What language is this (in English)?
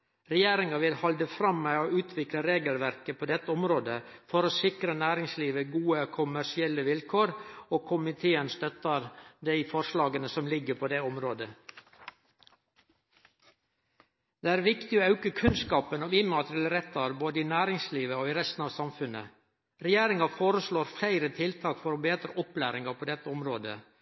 Norwegian Nynorsk